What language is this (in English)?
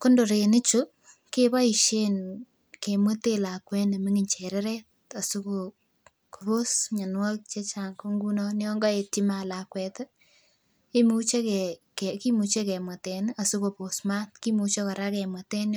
Kalenjin